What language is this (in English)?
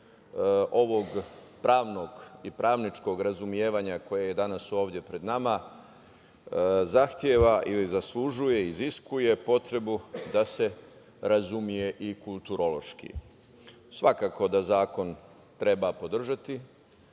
Serbian